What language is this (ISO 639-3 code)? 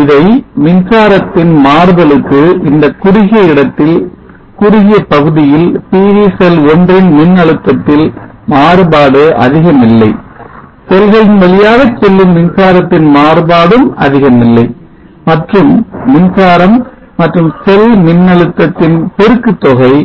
tam